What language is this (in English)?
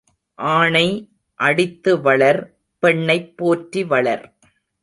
Tamil